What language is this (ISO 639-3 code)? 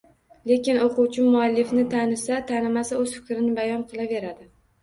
uzb